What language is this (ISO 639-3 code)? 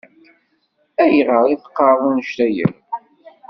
kab